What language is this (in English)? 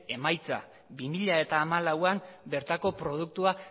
Basque